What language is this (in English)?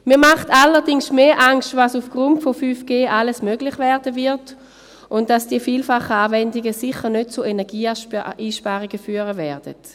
Swiss German